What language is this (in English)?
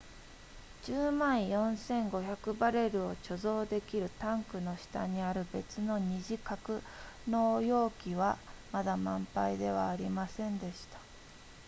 Japanese